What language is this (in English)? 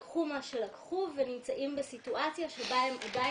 Hebrew